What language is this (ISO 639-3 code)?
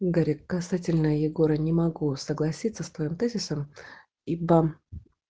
rus